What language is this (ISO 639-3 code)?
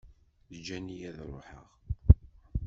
kab